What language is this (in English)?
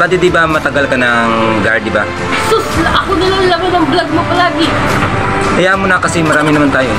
Filipino